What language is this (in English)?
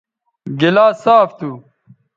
Bateri